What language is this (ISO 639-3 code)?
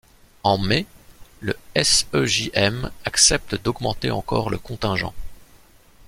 fra